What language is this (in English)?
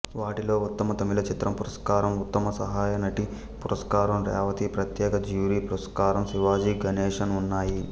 Telugu